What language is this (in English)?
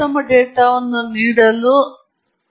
Kannada